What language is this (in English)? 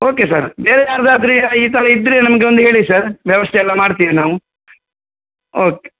Kannada